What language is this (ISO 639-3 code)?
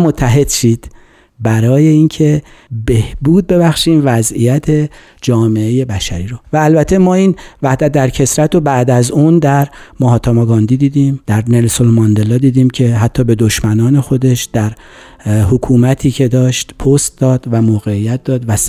fas